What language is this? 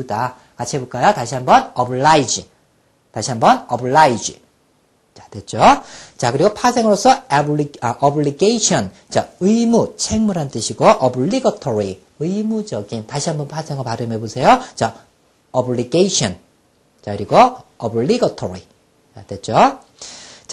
Korean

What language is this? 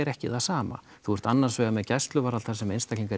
Icelandic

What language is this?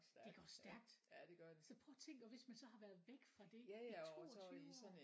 Danish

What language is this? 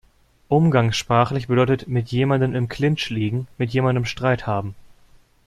German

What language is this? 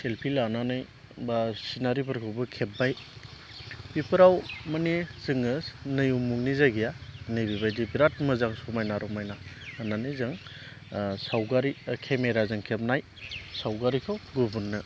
Bodo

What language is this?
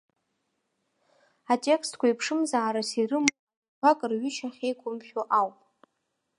Abkhazian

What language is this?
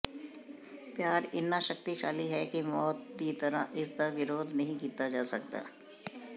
Punjabi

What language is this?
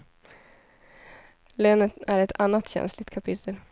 Swedish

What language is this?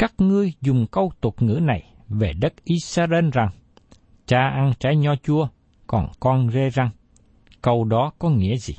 Vietnamese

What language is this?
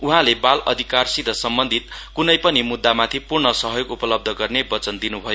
Nepali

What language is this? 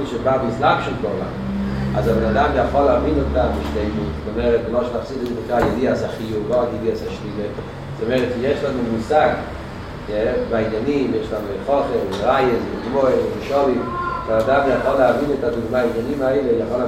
Hebrew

